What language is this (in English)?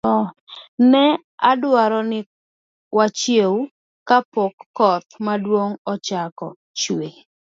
Luo (Kenya and Tanzania)